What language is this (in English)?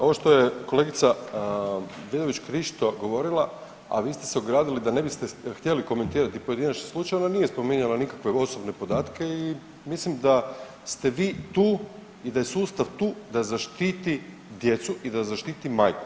Croatian